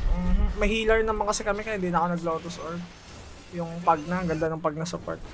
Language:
Filipino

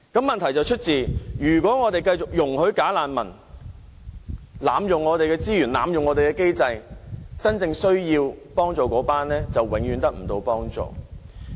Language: Cantonese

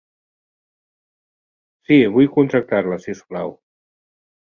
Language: Catalan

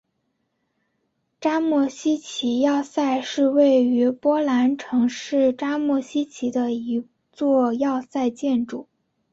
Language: Chinese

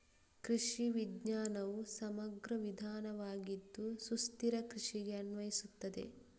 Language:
Kannada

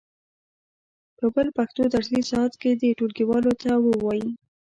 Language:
Pashto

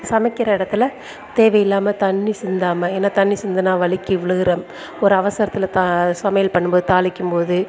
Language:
Tamil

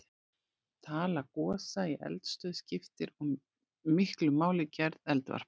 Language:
Icelandic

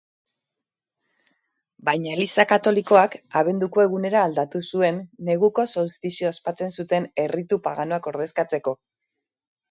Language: Basque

